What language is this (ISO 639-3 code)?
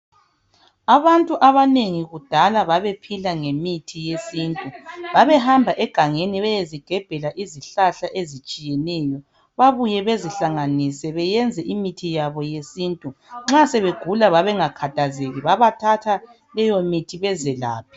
nde